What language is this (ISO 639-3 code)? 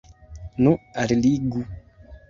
epo